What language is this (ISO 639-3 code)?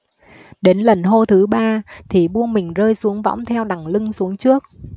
vie